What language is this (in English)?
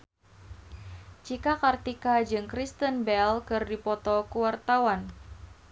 Sundanese